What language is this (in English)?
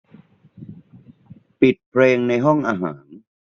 Thai